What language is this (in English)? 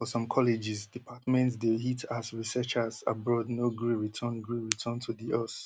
Nigerian Pidgin